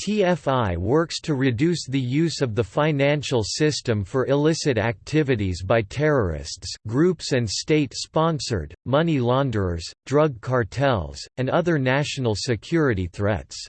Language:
English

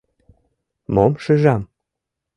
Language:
Mari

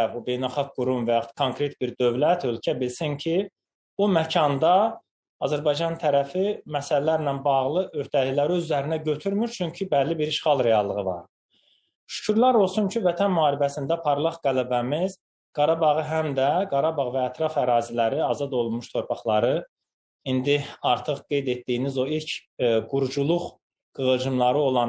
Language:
Turkish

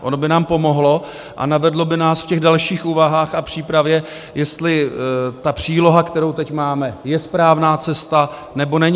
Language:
Czech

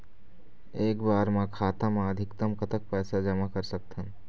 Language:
Chhattisgarhi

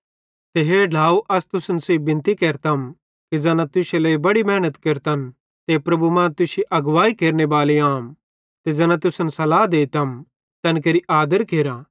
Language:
Bhadrawahi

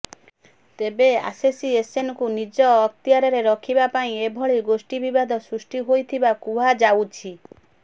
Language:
Odia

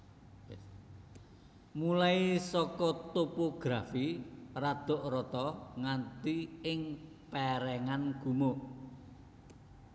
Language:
Javanese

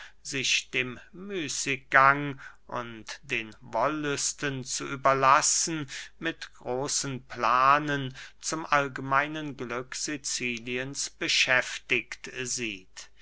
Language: German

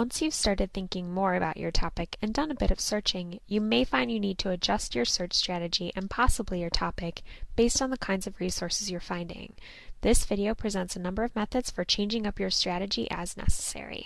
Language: English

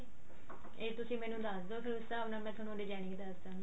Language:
Punjabi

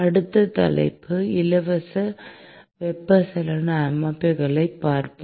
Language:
Tamil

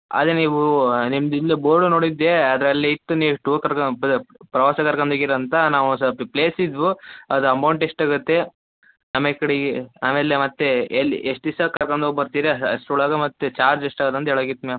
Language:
Kannada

